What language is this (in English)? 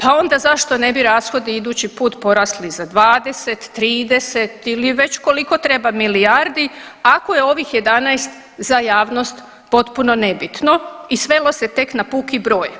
Croatian